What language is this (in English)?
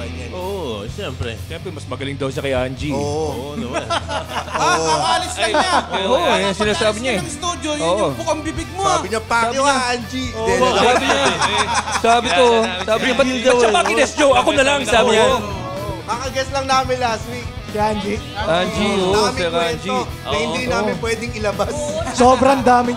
Filipino